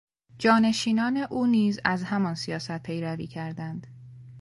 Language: Persian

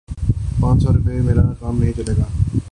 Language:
Urdu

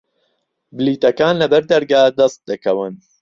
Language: Central Kurdish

